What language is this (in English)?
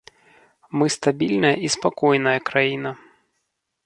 Belarusian